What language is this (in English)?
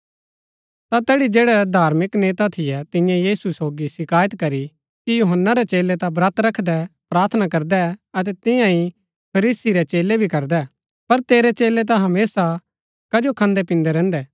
Gaddi